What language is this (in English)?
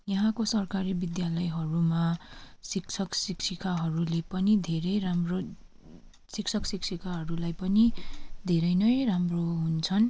Nepali